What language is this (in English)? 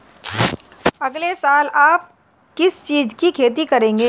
Hindi